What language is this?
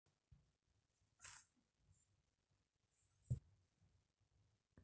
Masai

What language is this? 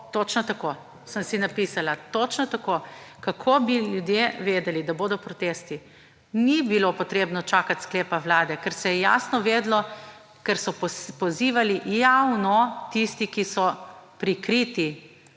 Slovenian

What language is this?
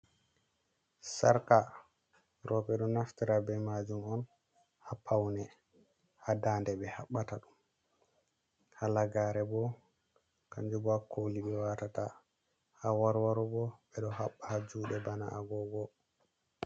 Fula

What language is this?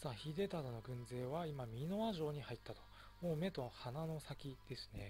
Japanese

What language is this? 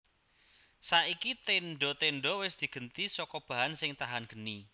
Javanese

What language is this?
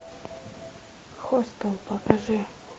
Russian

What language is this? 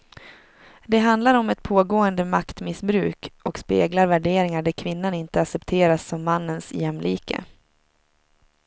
Swedish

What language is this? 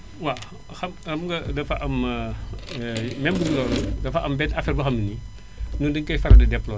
Wolof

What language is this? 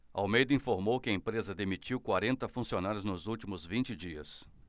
Portuguese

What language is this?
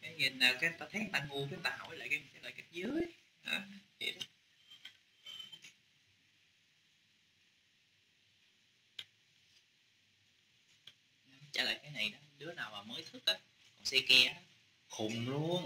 Vietnamese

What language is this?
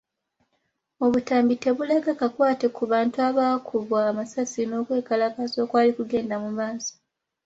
Ganda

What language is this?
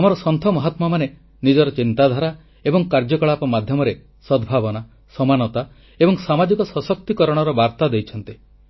Odia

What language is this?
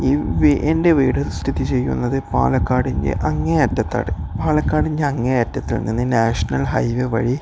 Malayalam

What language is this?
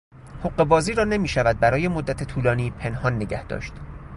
Persian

